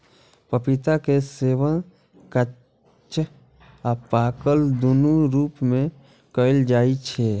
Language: Maithili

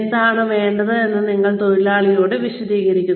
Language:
Malayalam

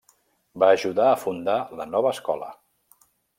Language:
Catalan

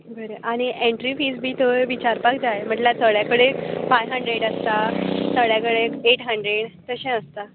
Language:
Konkani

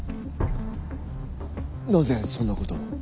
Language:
Japanese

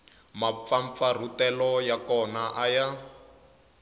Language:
Tsonga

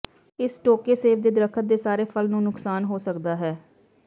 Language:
Punjabi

